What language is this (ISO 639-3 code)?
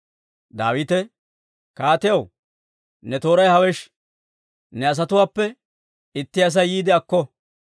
dwr